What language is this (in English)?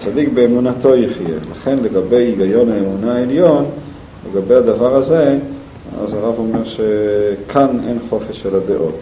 Hebrew